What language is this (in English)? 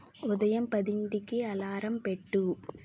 Telugu